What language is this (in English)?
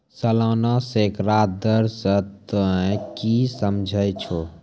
Maithili